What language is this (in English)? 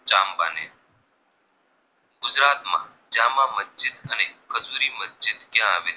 Gujarati